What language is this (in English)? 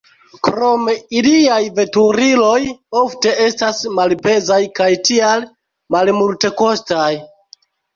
Esperanto